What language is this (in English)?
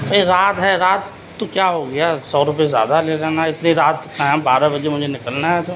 Urdu